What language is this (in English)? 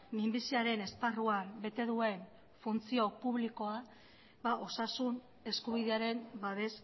Basque